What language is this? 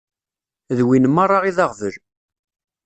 Kabyle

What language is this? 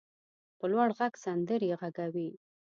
Pashto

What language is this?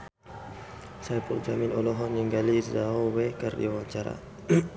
Sundanese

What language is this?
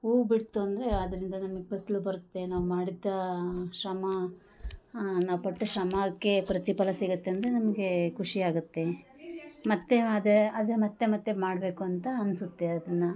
Kannada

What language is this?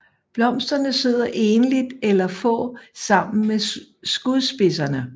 Danish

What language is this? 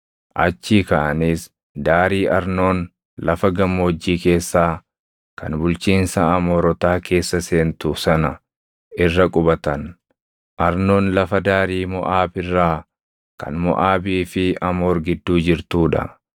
Oromo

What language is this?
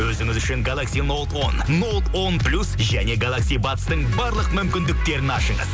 Kazakh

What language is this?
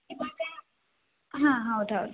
Kannada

